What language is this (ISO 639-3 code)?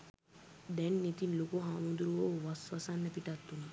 sin